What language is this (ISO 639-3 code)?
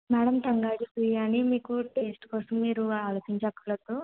tel